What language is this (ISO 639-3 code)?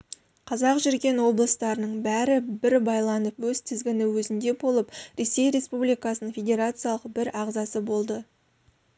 kaz